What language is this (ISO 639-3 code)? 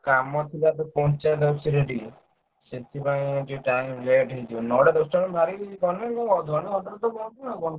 ori